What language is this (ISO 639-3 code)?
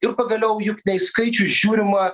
lit